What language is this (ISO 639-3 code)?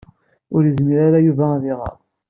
kab